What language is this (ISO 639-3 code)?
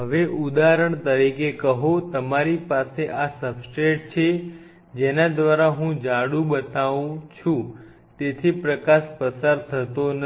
guj